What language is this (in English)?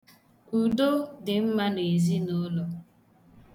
Igbo